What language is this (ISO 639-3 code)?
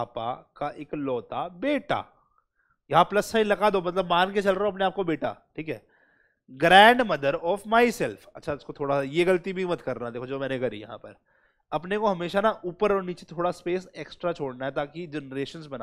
hin